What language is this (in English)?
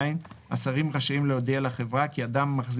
Hebrew